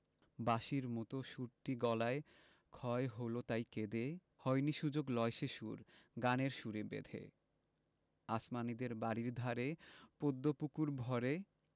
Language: Bangla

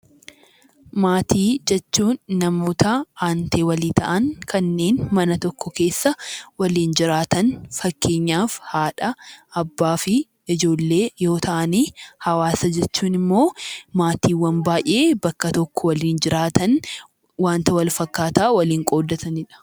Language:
Oromo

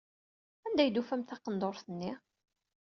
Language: Kabyle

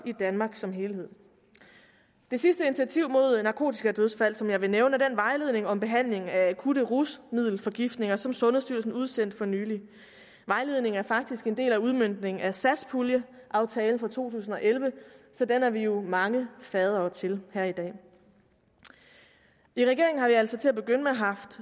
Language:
Danish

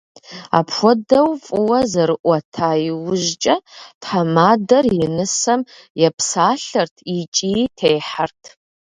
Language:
Kabardian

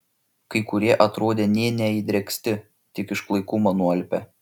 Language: Lithuanian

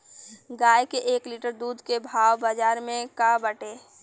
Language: Bhojpuri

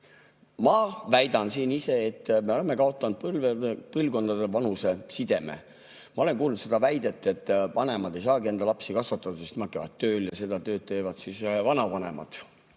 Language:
Estonian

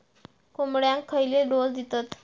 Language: Marathi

